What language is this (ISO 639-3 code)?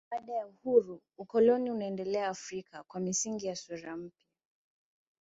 swa